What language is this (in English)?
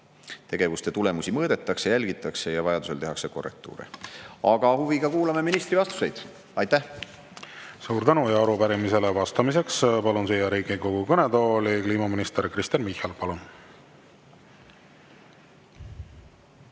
Estonian